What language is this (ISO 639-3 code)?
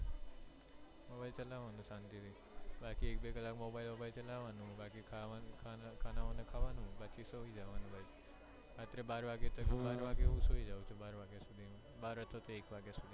guj